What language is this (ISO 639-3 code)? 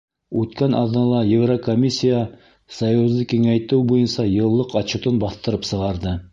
bak